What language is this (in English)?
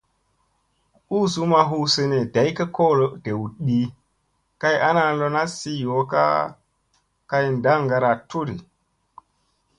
Musey